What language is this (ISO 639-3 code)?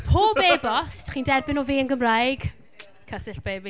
cym